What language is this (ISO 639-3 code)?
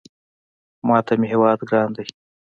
pus